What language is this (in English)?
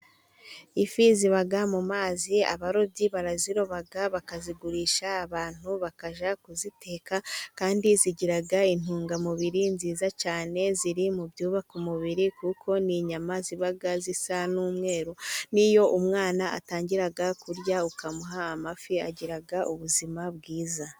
Kinyarwanda